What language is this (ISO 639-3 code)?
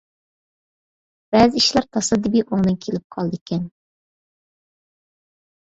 uig